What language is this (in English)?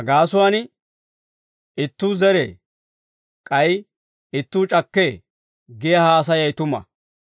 Dawro